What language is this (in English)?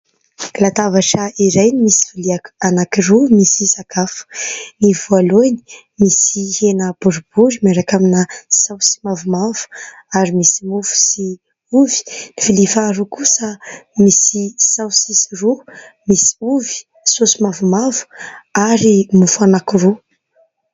Malagasy